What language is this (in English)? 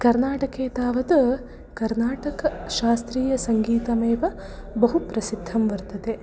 Sanskrit